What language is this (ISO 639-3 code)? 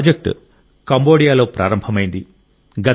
tel